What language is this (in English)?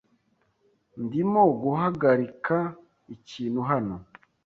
Kinyarwanda